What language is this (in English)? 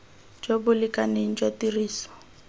Tswana